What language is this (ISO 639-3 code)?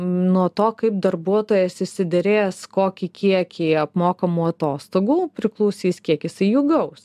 lit